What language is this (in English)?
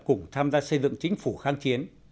Vietnamese